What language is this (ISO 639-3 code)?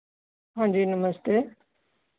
doi